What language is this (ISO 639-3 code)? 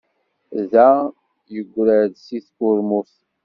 kab